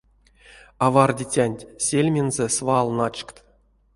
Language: Erzya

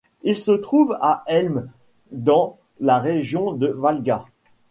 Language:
French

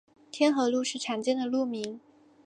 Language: Chinese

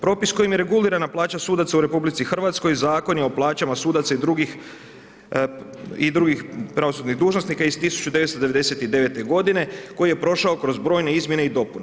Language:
Croatian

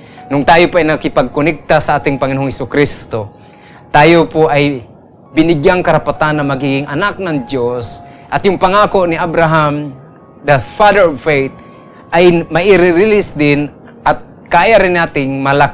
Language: Filipino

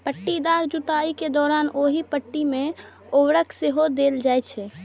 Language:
Maithili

